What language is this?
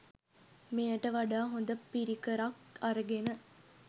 Sinhala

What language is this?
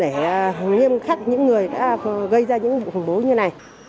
Vietnamese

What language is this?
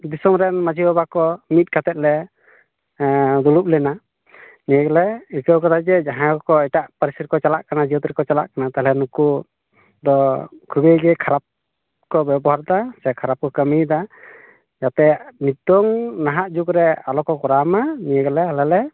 Santali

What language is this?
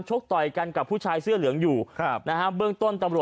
Thai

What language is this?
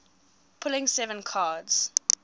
English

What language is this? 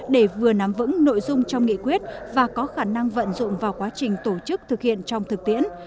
Vietnamese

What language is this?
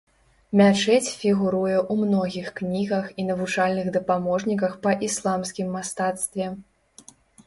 Belarusian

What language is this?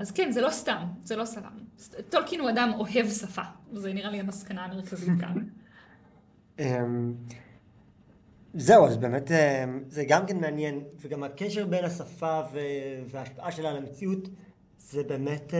Hebrew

